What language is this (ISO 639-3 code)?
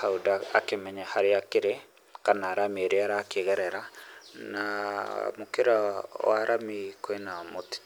kik